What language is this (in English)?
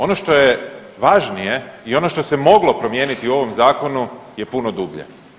Croatian